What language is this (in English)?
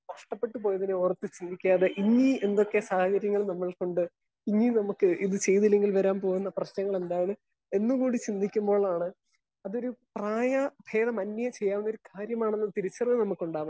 Malayalam